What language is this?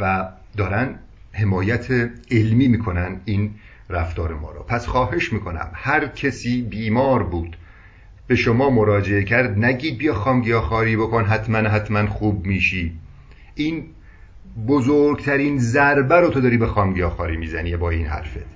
Persian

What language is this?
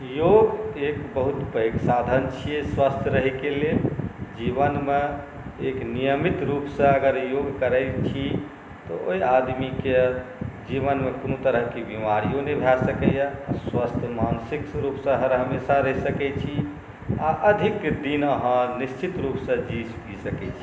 Maithili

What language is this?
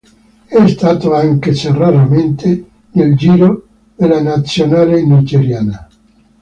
Italian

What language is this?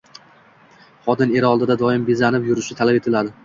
Uzbek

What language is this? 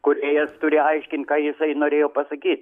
Lithuanian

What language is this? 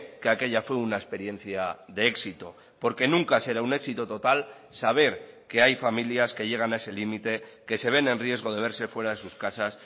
Spanish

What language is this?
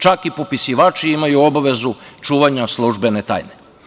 Serbian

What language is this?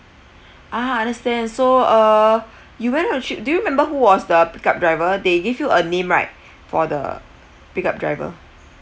English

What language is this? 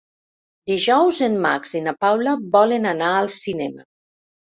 Catalan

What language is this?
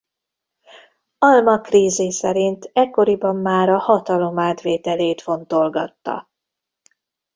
Hungarian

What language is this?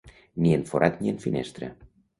Catalan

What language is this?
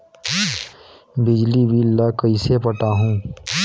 Chhattisgarhi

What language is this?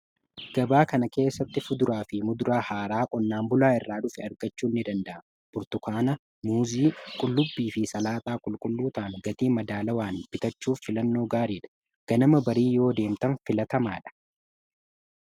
Oromo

